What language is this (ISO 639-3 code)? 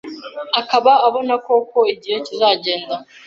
kin